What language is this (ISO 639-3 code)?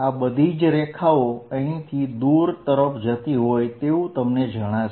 guj